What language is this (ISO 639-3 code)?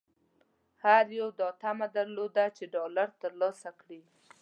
pus